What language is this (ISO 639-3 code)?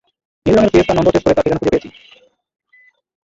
ben